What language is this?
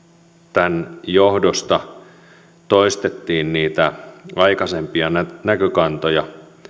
Finnish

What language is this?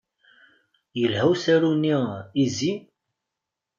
Kabyle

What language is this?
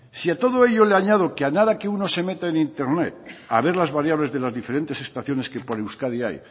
Spanish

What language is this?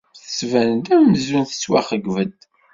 Kabyle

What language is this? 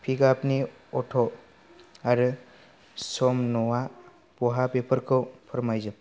Bodo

